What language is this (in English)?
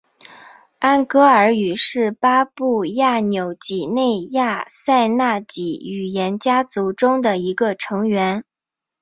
Chinese